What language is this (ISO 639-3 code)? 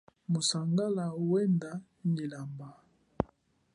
cjk